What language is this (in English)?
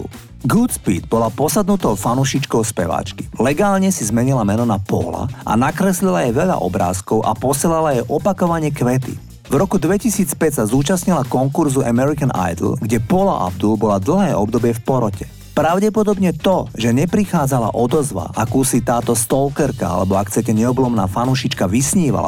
Slovak